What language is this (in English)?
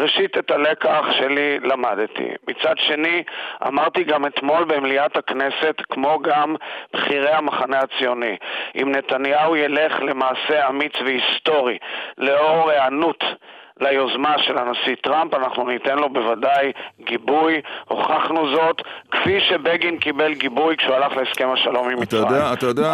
Hebrew